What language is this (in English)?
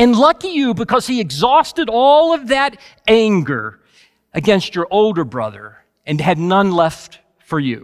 English